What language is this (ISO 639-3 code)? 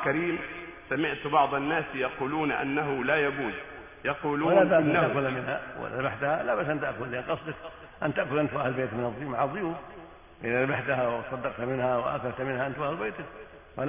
ara